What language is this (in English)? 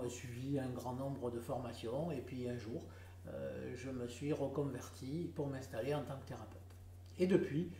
French